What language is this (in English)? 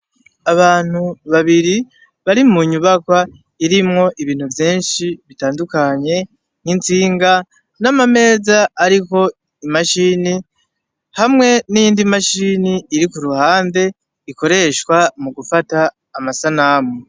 Rundi